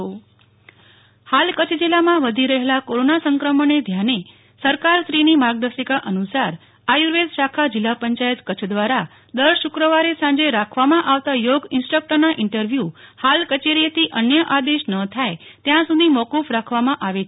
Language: Gujarati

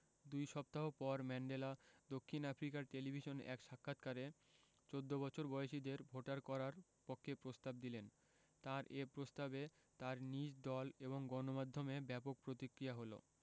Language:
Bangla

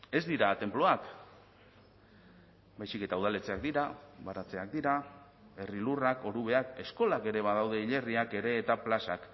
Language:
Basque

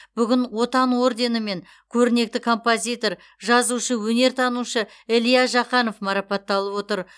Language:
Kazakh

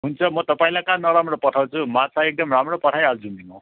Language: Nepali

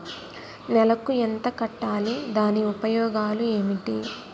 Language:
Telugu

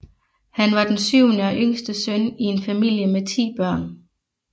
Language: Danish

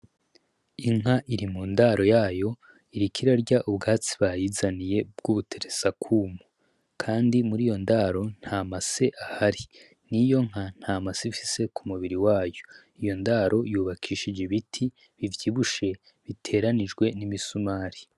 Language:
Rundi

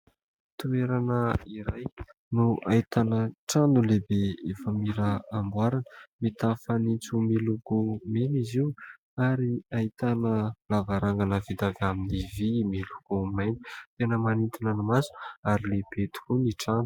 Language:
Malagasy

